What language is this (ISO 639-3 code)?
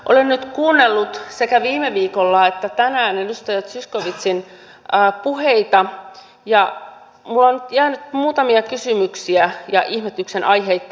fin